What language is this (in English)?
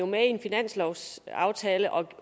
Danish